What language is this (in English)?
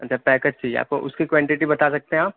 Urdu